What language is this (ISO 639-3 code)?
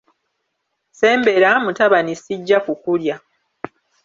lug